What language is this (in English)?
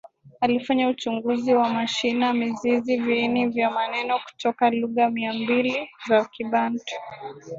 Swahili